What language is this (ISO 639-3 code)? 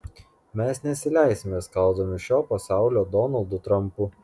lit